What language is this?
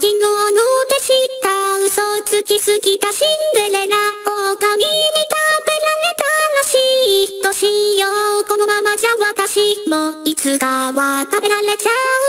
Japanese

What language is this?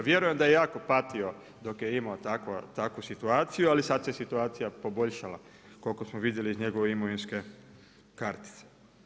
Croatian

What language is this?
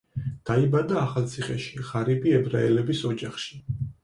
Georgian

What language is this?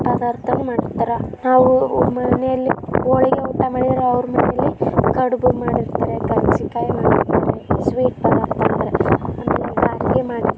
Kannada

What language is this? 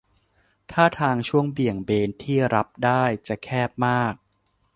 Thai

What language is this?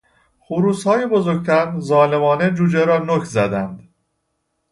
Persian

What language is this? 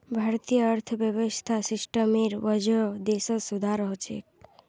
Magahi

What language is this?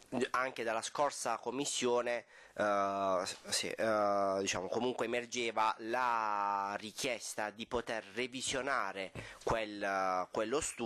Italian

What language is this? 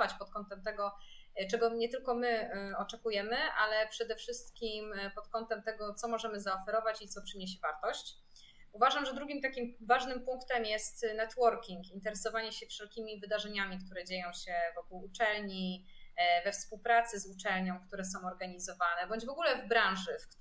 Polish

